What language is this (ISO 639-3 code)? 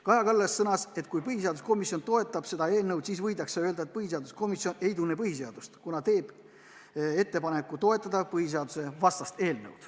est